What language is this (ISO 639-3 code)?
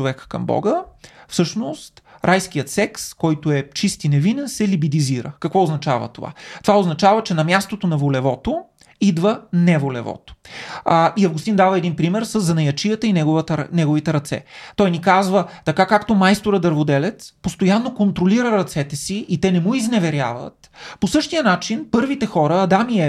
bul